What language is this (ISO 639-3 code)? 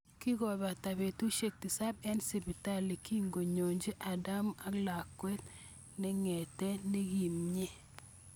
kln